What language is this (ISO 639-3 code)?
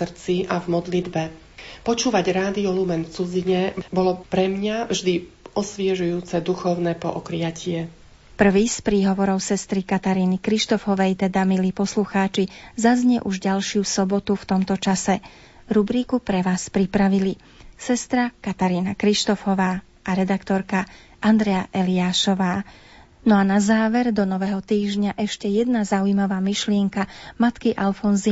slk